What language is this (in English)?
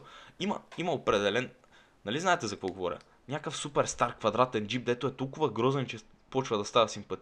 Bulgarian